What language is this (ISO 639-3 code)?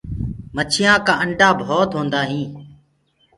ggg